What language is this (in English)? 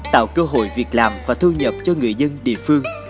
Vietnamese